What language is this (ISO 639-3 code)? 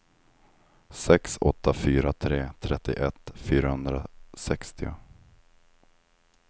swe